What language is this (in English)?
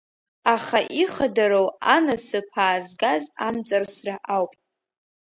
Abkhazian